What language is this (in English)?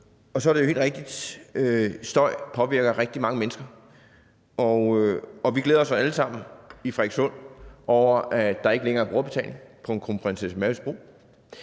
Danish